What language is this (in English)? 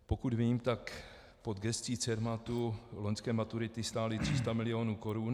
Czech